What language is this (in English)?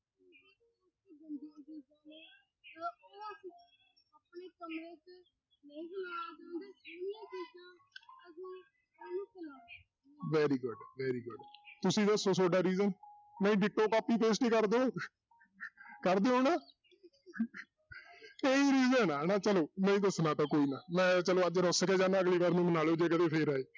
Punjabi